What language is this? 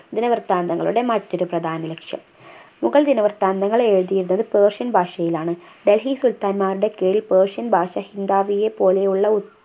Malayalam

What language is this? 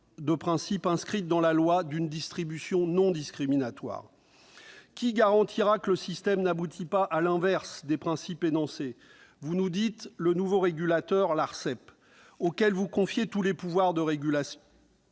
French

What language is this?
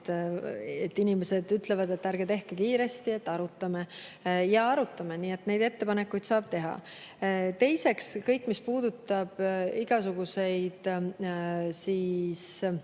Estonian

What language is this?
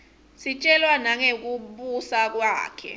Swati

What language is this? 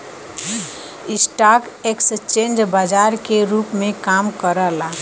Bhojpuri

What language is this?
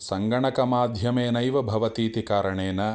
Sanskrit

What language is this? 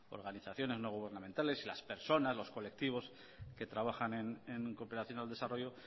Spanish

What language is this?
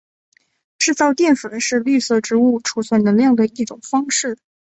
Chinese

